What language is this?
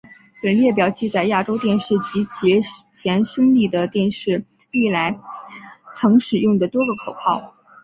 Chinese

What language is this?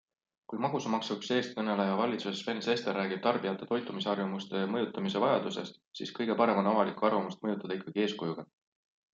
Estonian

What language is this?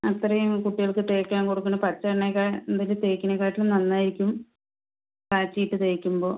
Malayalam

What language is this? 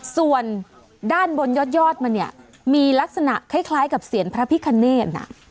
Thai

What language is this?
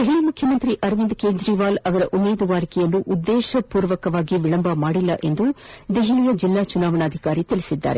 Kannada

